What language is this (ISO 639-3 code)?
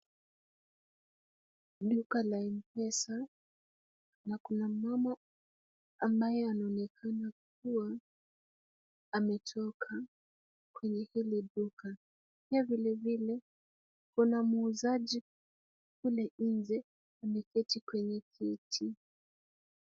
swa